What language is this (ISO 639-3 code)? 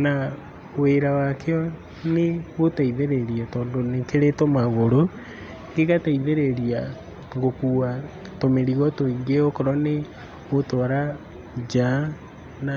kik